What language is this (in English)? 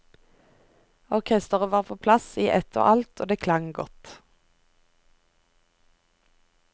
Norwegian